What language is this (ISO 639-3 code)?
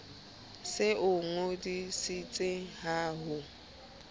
sot